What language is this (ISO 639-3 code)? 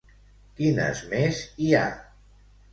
cat